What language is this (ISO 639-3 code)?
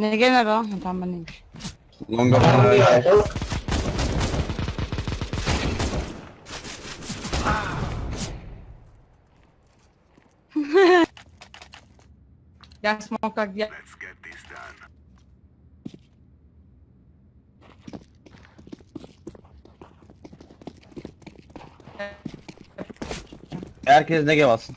tur